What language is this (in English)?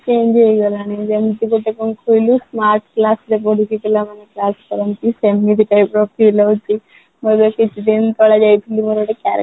Odia